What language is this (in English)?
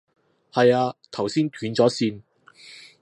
Cantonese